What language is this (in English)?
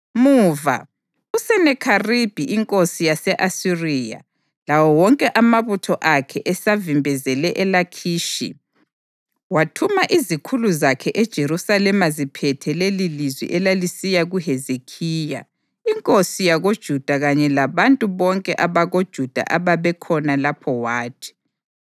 North Ndebele